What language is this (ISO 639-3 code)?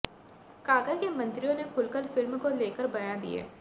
hin